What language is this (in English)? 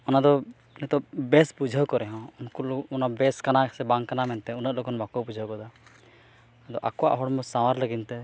Santali